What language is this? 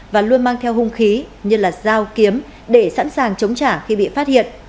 Vietnamese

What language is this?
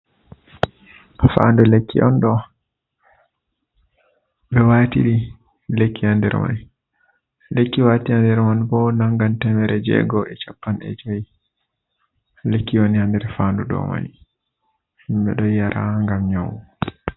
Fula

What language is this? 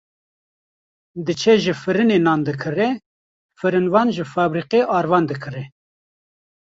Kurdish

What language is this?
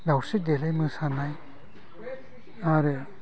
Bodo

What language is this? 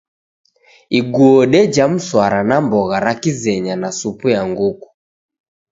Taita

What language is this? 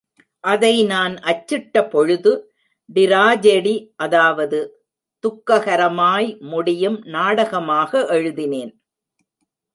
Tamil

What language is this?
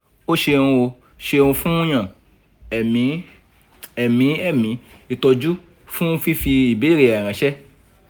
Yoruba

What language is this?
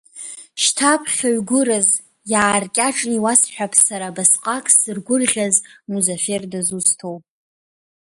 Abkhazian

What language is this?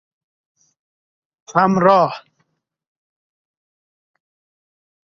Persian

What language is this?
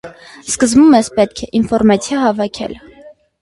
Armenian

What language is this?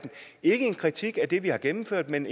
Danish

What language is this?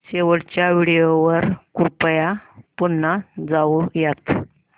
Marathi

